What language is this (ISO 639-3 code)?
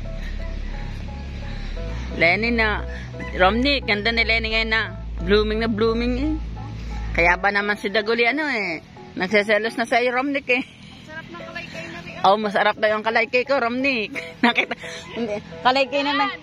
fil